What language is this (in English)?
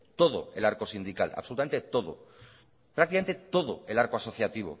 Spanish